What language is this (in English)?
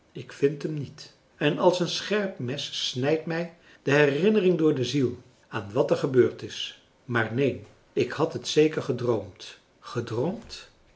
Dutch